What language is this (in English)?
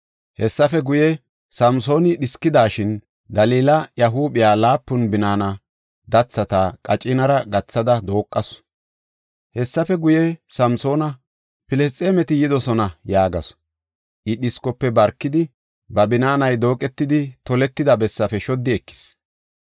Gofa